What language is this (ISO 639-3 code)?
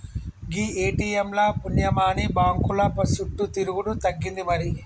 tel